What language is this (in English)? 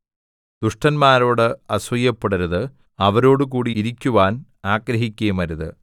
Malayalam